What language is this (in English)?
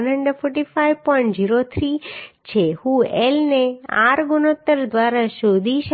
Gujarati